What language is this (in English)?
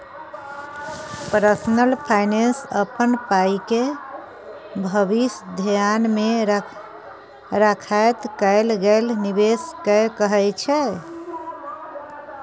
Maithili